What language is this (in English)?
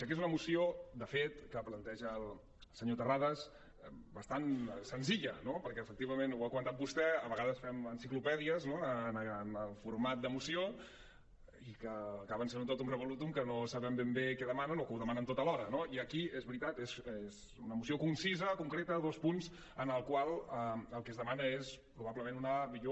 Catalan